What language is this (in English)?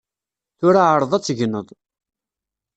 Kabyle